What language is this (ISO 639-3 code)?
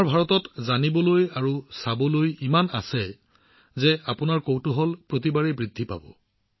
asm